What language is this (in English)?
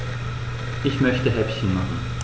German